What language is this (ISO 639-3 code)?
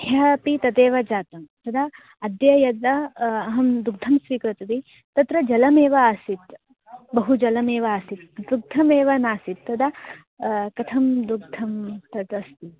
san